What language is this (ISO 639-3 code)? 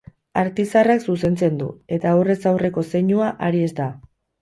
eus